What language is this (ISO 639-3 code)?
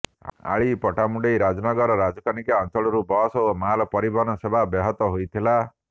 ori